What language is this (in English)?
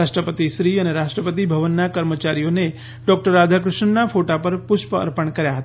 Gujarati